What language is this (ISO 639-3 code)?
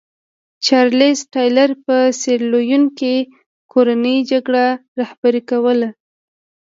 pus